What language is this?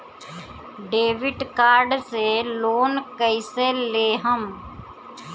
Bhojpuri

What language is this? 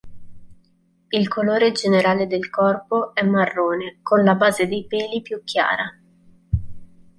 Italian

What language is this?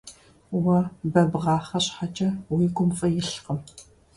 Kabardian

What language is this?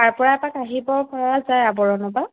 Assamese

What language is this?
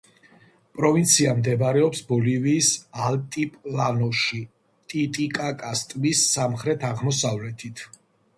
Georgian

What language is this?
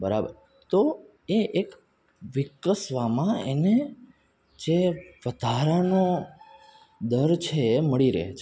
Gujarati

